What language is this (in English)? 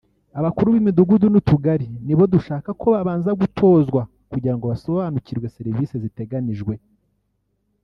Kinyarwanda